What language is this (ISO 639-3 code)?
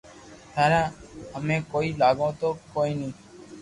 lrk